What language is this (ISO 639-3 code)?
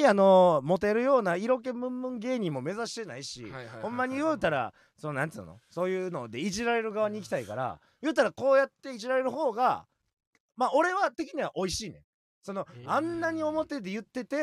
jpn